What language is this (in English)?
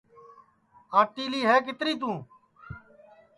Sansi